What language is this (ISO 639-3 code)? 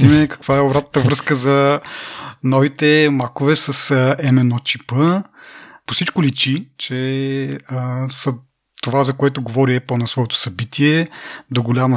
bul